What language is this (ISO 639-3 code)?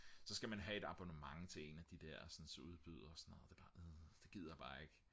dan